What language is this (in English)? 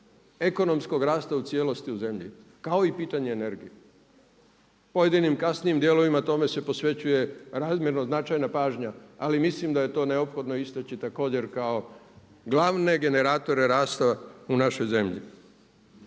Croatian